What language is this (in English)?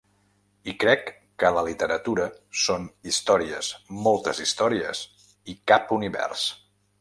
Catalan